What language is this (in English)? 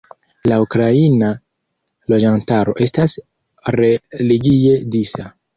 Esperanto